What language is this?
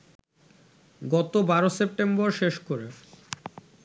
Bangla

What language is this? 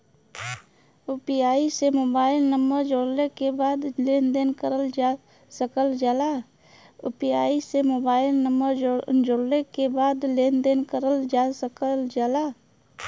Bhojpuri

